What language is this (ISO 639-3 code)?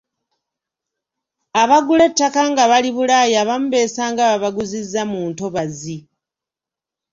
lug